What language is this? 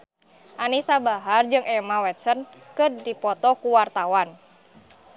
Sundanese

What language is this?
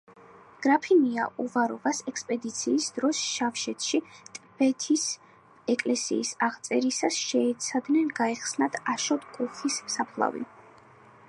Georgian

